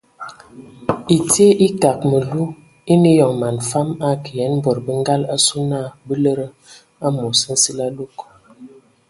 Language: Ewondo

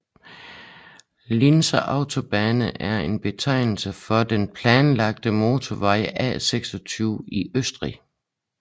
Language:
Danish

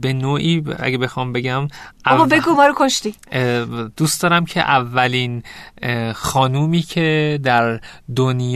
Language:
Persian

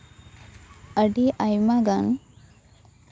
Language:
Santali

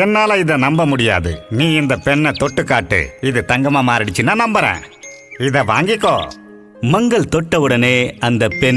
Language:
Tamil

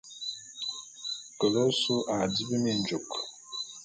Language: Bulu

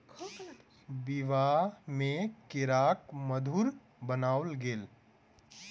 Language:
Maithili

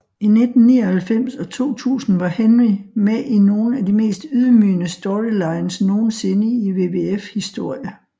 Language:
Danish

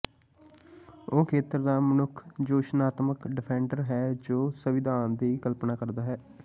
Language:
Punjabi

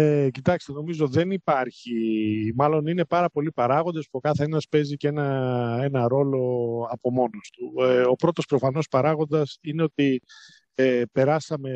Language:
Greek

